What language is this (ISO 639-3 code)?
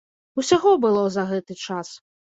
bel